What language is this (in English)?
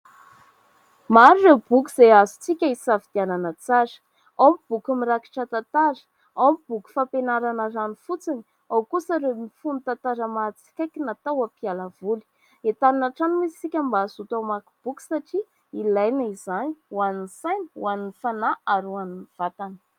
Malagasy